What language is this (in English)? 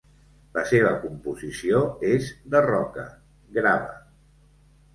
Catalan